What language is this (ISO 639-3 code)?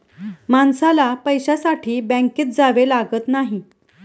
mar